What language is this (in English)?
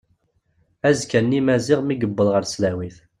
Kabyle